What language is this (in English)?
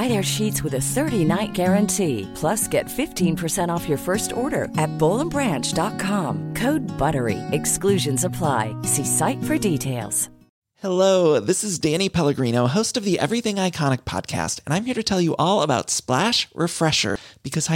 Swedish